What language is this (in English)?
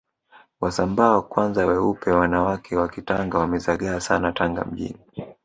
Swahili